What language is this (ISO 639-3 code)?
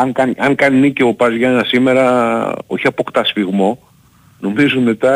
ell